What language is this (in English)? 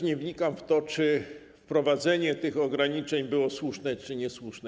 Polish